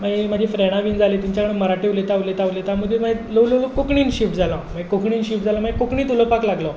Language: Konkani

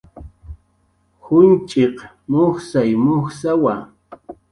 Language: Jaqaru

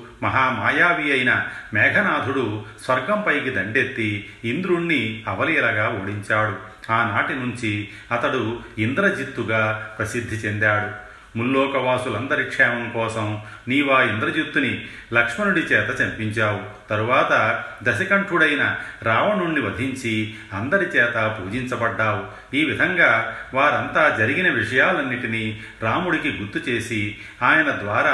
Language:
Telugu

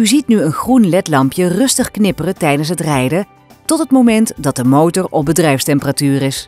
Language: Dutch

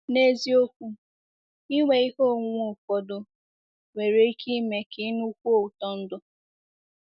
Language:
Igbo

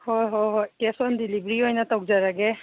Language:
Manipuri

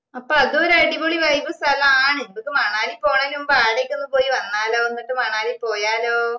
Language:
Malayalam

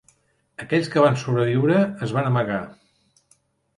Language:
Catalan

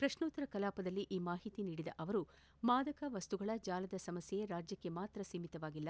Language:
Kannada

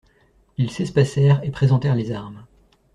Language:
French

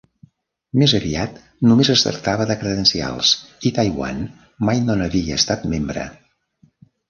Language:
Catalan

